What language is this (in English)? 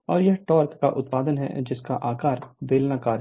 Hindi